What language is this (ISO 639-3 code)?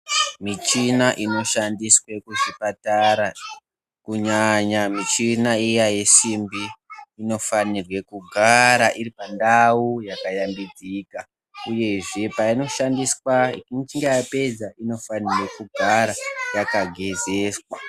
ndc